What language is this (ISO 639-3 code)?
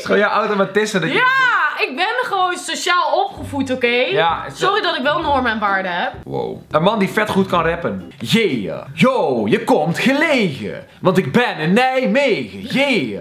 nld